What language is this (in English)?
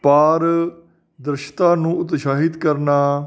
Punjabi